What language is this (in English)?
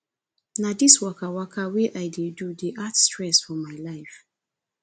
Nigerian Pidgin